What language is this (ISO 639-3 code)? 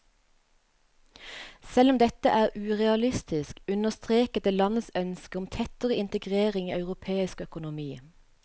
nor